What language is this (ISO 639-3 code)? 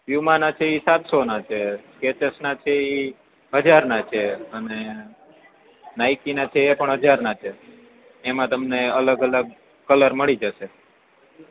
guj